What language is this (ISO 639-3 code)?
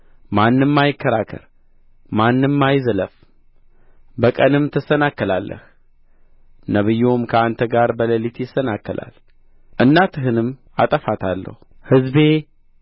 amh